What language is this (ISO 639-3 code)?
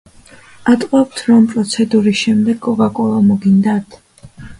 kat